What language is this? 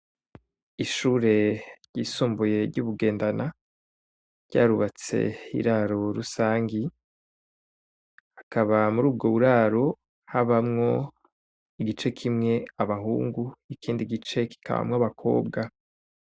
Rundi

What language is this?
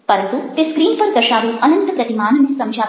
Gujarati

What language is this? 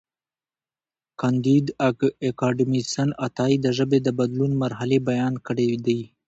Pashto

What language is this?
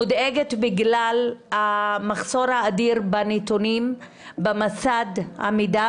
Hebrew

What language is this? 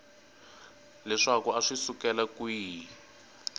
Tsonga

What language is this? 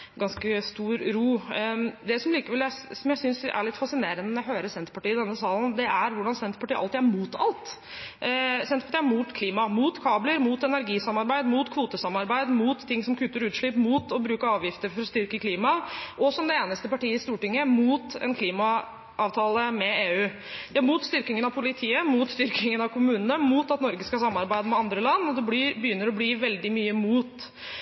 Norwegian Bokmål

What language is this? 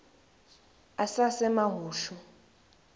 Swati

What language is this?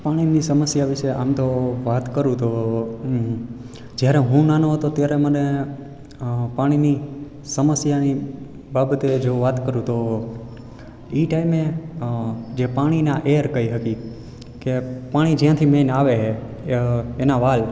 Gujarati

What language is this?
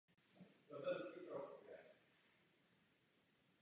Czech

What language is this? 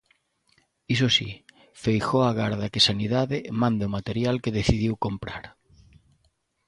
Galician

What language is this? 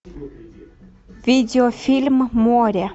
Russian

